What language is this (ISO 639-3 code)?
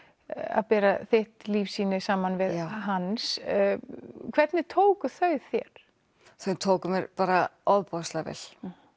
isl